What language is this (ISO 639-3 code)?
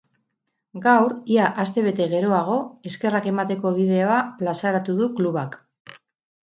eus